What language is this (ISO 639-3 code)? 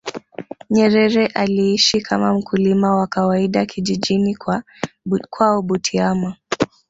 swa